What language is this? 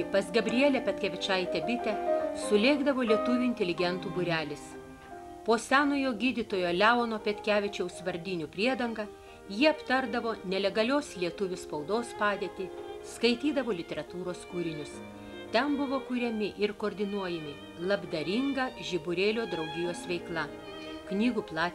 Lithuanian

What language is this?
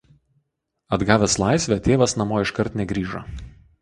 Lithuanian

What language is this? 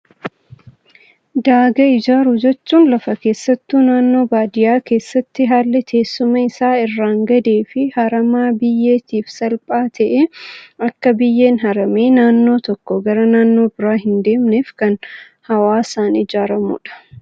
Oromo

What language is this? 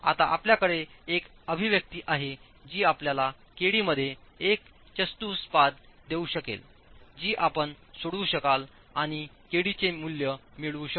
Marathi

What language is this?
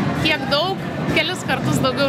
Lithuanian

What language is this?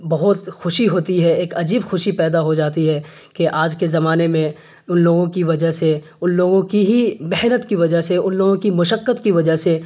Urdu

